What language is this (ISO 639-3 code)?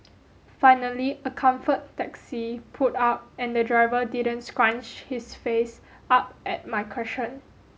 eng